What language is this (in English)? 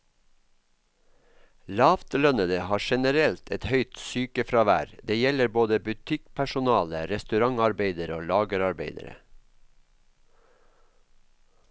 Norwegian